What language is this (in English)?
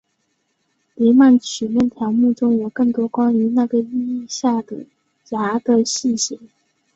Chinese